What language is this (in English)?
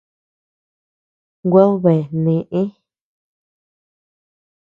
Tepeuxila Cuicatec